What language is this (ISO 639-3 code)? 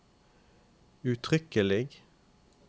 nor